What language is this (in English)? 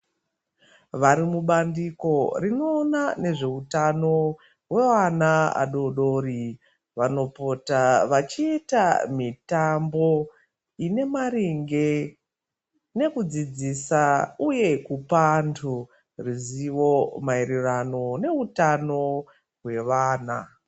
Ndau